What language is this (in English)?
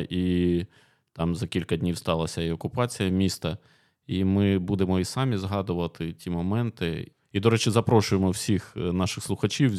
Ukrainian